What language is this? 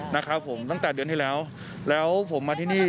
Thai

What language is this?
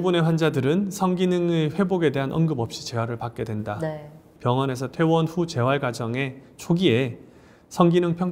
Korean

